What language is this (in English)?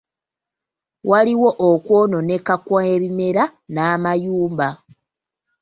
Ganda